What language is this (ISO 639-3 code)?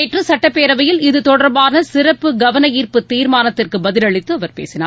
tam